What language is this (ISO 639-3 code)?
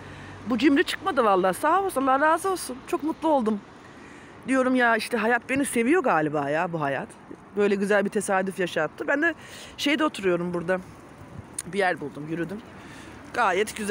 tur